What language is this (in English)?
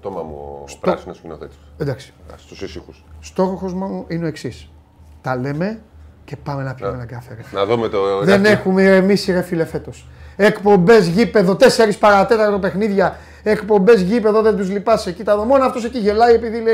Greek